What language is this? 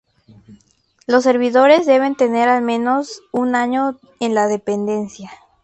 Spanish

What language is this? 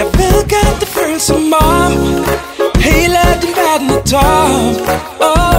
Dutch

